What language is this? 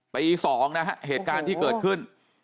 Thai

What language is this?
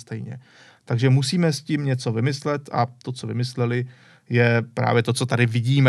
Czech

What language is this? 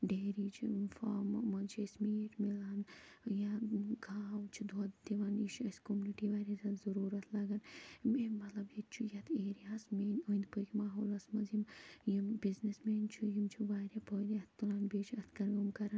Kashmiri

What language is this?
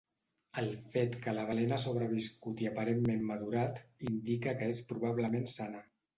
Catalan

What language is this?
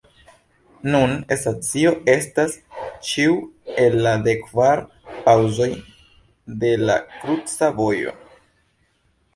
Esperanto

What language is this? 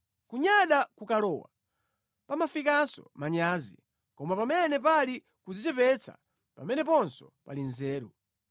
Nyanja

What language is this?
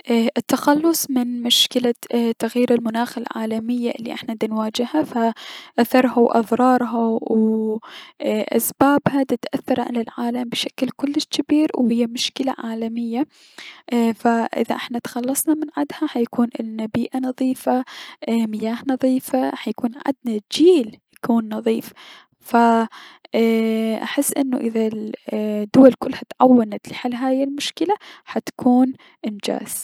Mesopotamian Arabic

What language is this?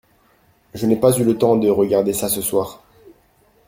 French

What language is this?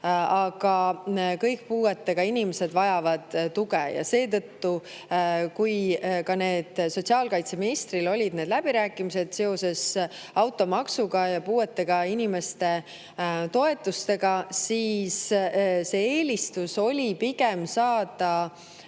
Estonian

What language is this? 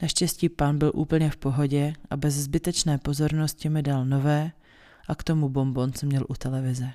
Czech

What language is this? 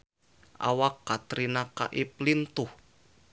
Sundanese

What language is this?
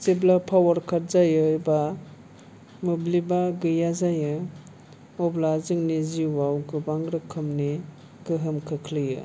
Bodo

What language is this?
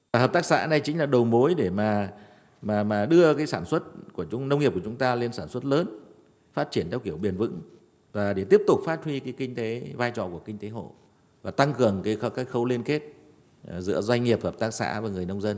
Vietnamese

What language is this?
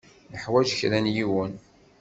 Kabyle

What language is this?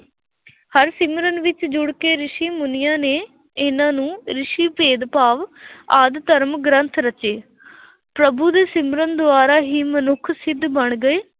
Punjabi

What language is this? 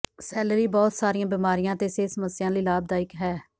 Punjabi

